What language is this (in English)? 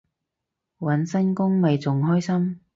Cantonese